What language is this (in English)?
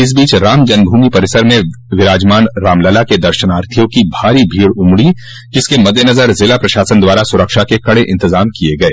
Hindi